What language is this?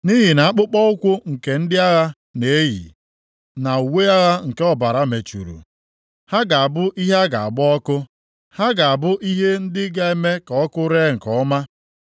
Igbo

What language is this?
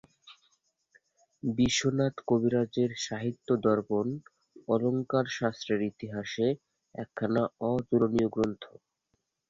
Bangla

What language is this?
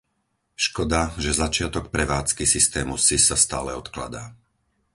Slovak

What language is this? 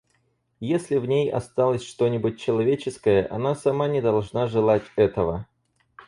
Russian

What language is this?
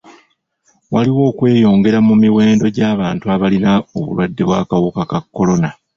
Ganda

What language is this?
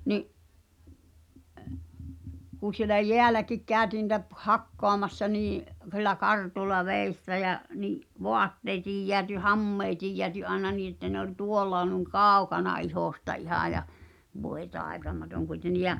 Finnish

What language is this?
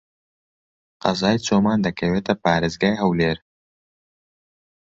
Central Kurdish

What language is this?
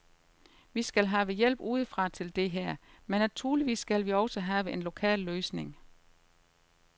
Danish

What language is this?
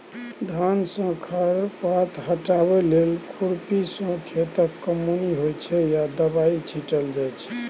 Maithili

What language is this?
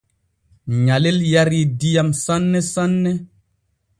Borgu Fulfulde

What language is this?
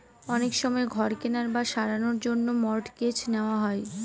Bangla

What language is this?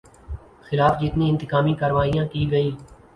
Urdu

